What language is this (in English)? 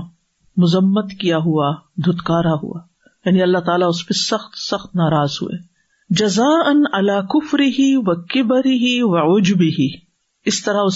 Urdu